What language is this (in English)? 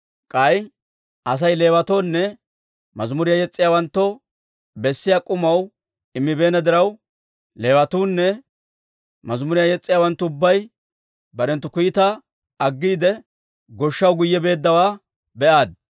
Dawro